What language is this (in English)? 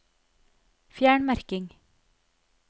Norwegian